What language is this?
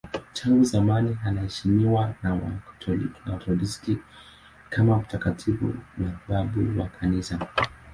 Swahili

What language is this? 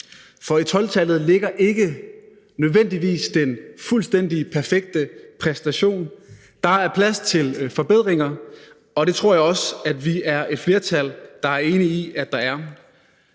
Danish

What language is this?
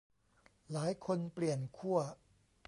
Thai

